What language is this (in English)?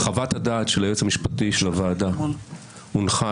Hebrew